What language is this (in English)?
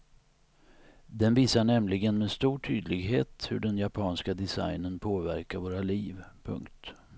Swedish